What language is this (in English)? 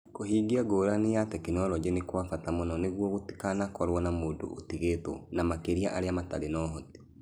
Kikuyu